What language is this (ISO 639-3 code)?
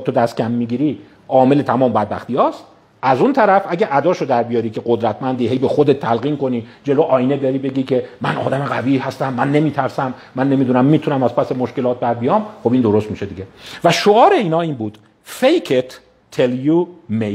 fas